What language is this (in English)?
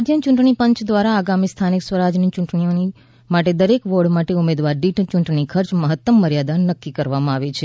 Gujarati